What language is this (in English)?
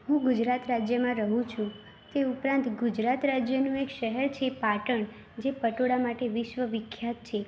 Gujarati